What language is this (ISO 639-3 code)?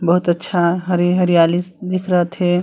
hne